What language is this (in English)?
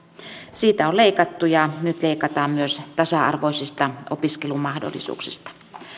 Finnish